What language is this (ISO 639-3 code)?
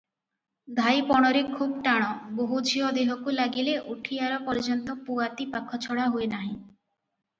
ori